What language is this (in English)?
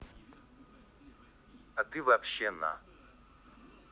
Russian